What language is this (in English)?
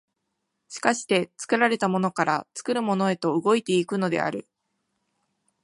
Japanese